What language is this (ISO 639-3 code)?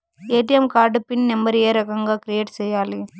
tel